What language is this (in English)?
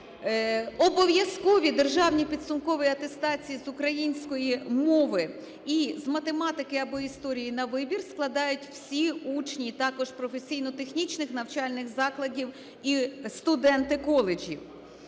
Ukrainian